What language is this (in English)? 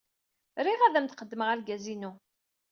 Kabyle